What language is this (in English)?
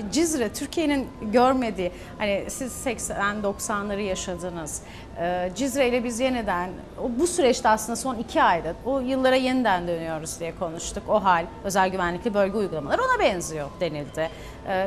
Turkish